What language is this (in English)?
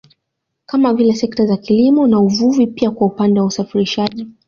Swahili